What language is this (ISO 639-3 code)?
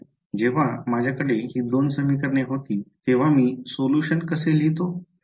mar